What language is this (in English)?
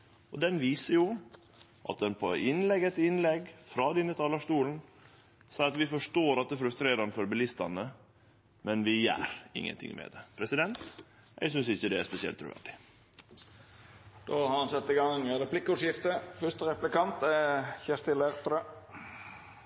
Norwegian